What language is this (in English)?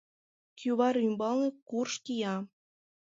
Mari